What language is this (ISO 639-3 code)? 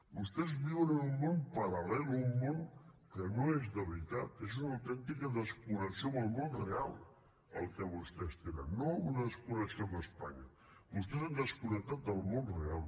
cat